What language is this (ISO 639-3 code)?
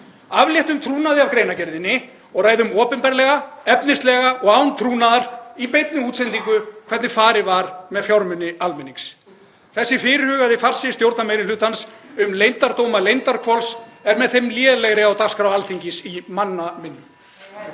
isl